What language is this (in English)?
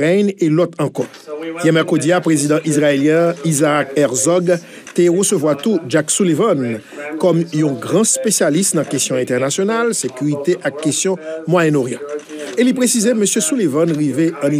French